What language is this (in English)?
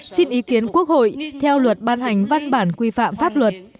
Vietnamese